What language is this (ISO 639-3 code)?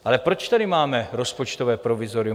ces